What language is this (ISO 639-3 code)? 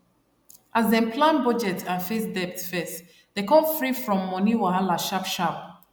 pcm